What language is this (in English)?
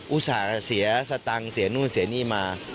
Thai